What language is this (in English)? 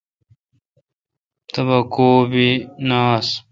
Kalkoti